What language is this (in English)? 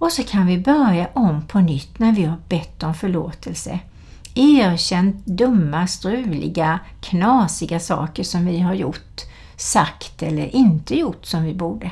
Swedish